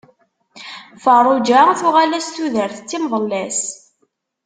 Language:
Kabyle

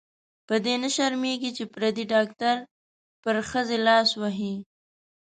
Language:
Pashto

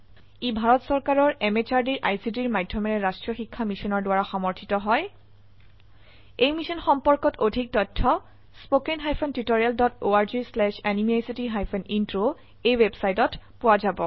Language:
Assamese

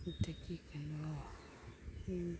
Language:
Manipuri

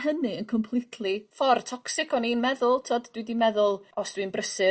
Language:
Welsh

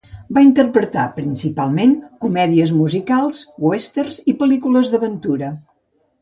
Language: Catalan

